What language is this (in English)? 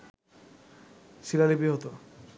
Bangla